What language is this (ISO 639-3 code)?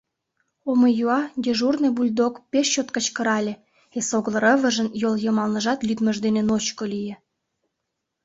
chm